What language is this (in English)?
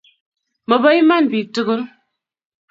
Kalenjin